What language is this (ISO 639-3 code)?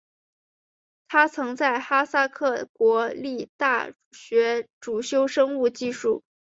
zho